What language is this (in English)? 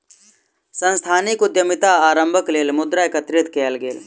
Maithili